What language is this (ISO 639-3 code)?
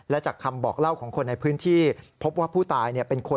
tha